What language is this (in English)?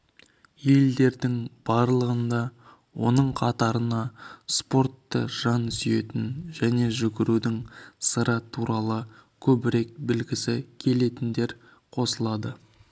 Kazakh